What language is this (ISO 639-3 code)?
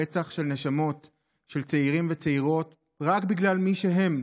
heb